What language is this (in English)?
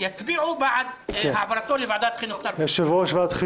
Hebrew